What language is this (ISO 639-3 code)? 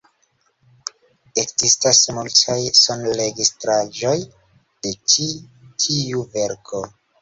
epo